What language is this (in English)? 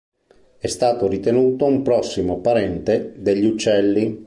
Italian